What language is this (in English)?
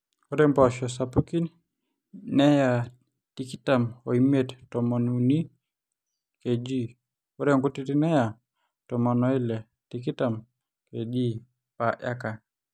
Masai